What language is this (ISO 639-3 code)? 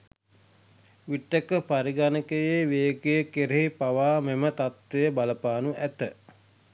sin